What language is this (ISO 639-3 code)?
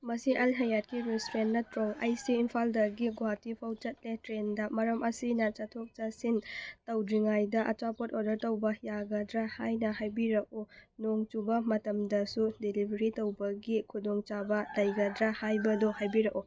mni